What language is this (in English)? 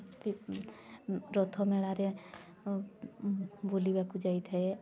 Odia